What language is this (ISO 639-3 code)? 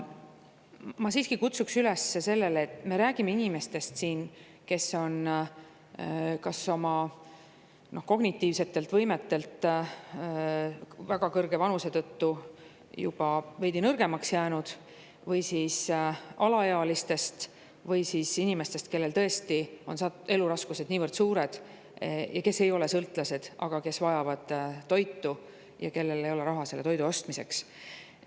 est